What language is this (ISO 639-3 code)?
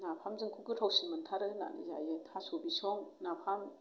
brx